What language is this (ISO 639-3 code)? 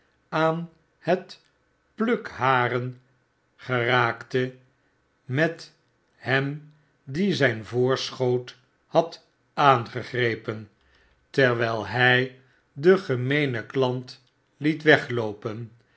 nld